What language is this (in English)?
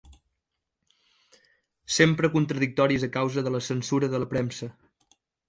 Catalan